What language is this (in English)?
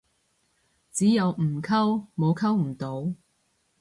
Cantonese